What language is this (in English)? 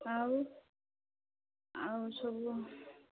Odia